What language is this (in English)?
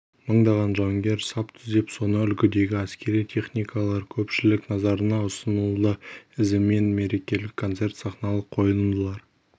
Kazakh